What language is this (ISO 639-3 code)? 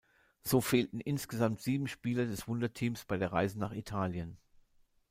deu